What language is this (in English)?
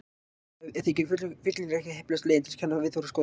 Icelandic